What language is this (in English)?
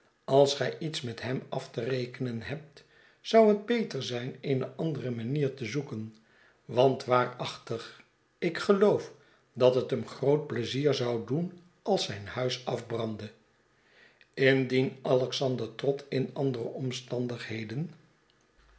Dutch